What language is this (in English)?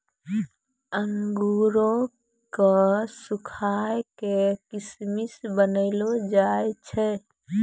Maithili